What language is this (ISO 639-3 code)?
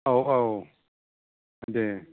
brx